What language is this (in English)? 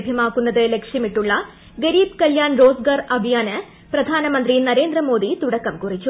Malayalam